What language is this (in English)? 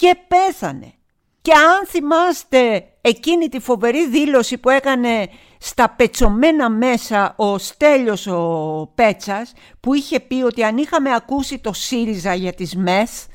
Greek